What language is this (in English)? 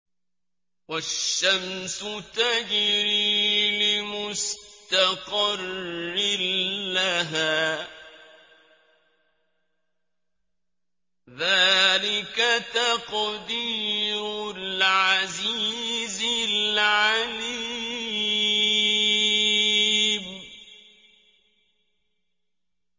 Arabic